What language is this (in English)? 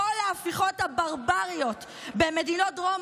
Hebrew